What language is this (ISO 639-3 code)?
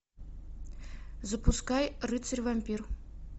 rus